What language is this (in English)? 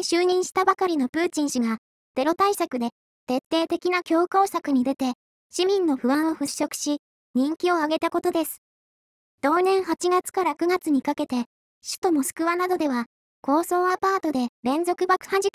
Japanese